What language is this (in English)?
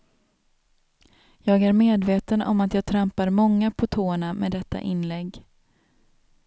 Swedish